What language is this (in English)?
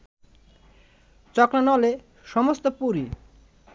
Bangla